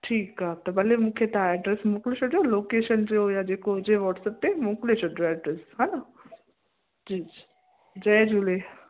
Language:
Sindhi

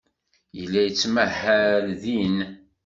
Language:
Kabyle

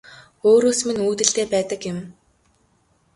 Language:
Mongolian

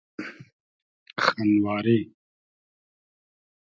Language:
Hazaragi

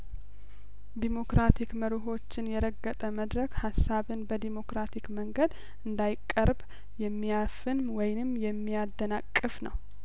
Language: Amharic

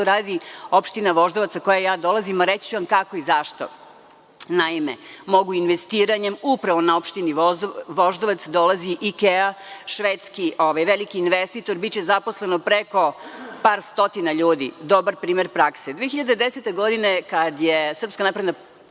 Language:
Serbian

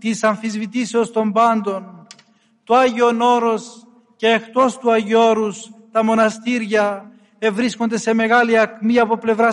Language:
Greek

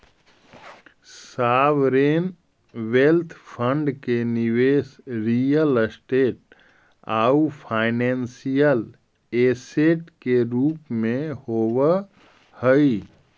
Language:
Magahi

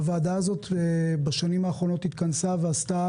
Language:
Hebrew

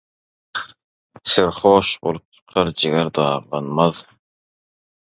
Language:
Turkmen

